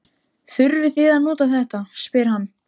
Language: Icelandic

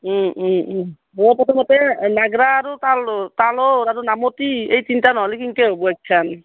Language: Assamese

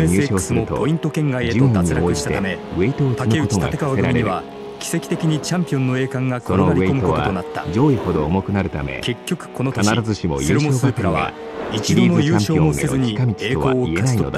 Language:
Japanese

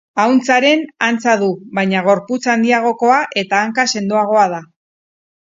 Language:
Basque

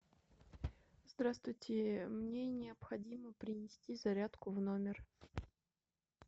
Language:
Russian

